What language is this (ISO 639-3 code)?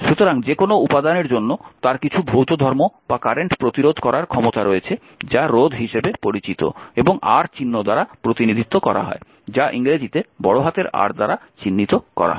ben